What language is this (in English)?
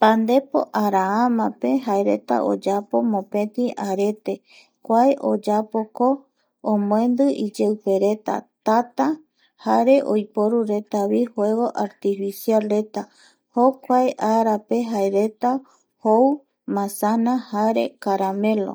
Eastern Bolivian Guaraní